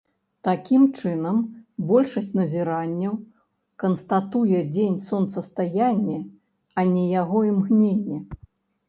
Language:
Belarusian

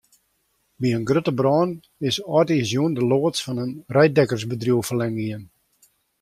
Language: Western Frisian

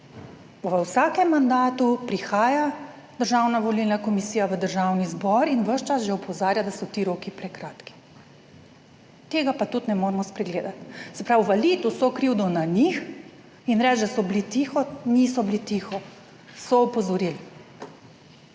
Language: Slovenian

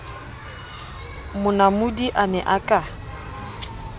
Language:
Southern Sotho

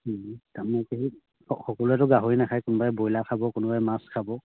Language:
Assamese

